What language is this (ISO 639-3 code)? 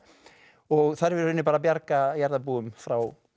isl